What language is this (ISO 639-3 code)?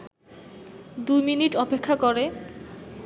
ben